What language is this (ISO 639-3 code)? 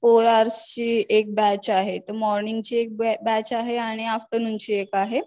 mar